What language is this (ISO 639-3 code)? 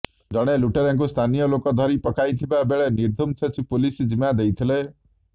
ori